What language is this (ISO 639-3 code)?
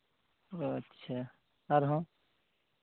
sat